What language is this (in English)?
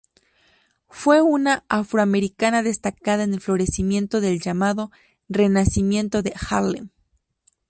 Spanish